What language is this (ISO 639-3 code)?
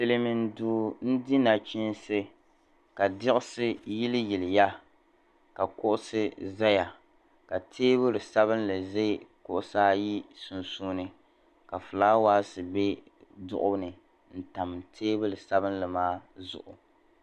dag